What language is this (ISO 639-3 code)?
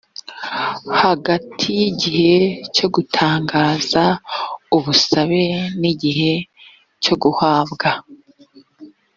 kin